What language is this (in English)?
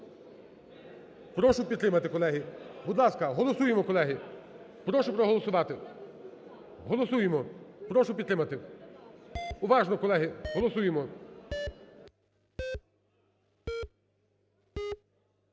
Ukrainian